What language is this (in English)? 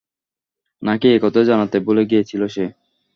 Bangla